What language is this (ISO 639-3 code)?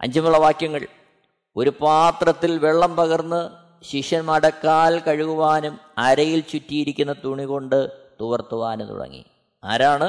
mal